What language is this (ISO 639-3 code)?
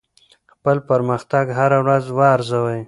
pus